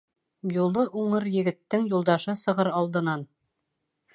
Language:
Bashkir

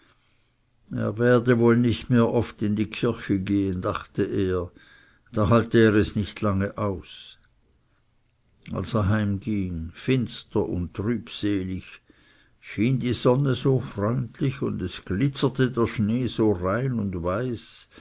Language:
German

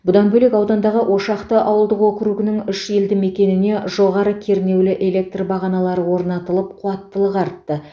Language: Kazakh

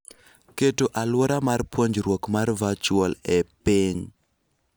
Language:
Luo (Kenya and Tanzania)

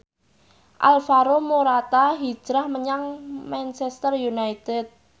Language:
Javanese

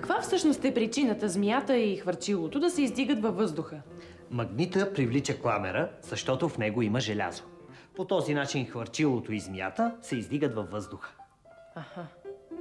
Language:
Bulgarian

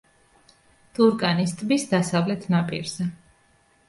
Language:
Georgian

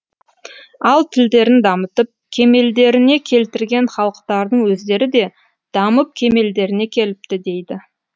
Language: Kazakh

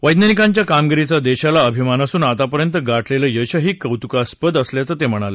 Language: Marathi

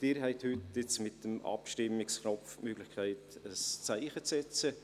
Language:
Swiss German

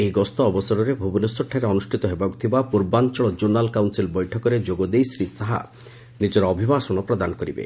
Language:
Odia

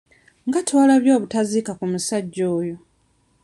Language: Ganda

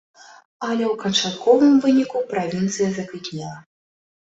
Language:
Belarusian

